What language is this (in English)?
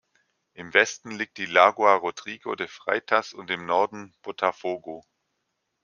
German